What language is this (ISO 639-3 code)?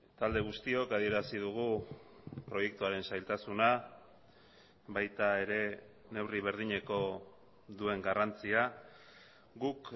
eus